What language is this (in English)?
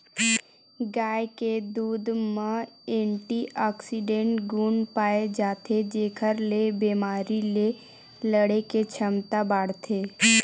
Chhattisgarhi